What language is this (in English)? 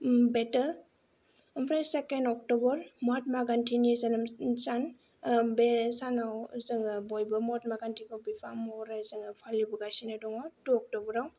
Bodo